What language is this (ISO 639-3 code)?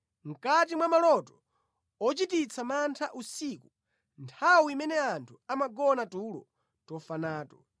nya